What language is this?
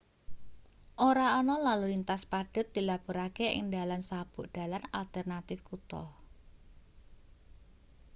Javanese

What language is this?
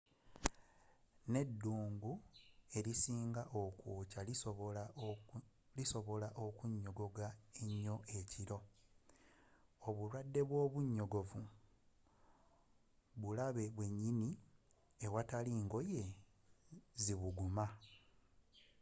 Ganda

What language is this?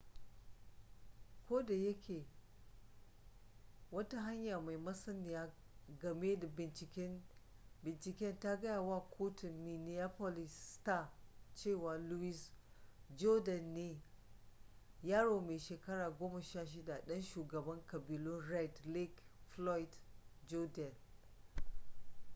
Hausa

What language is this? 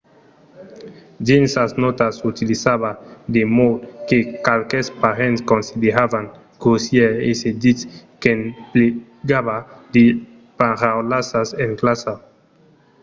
Occitan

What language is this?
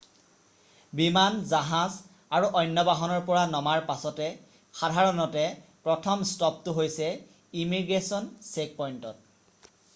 Assamese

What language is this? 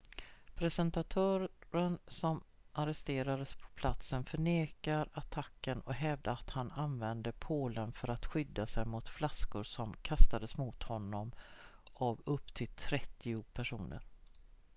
Swedish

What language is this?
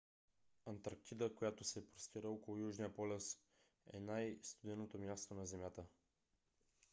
Bulgarian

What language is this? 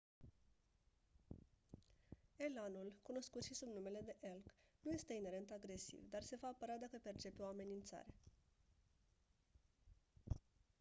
Romanian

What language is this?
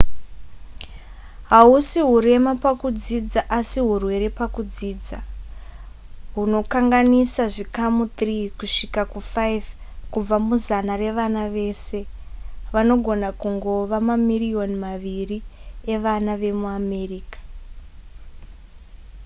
Shona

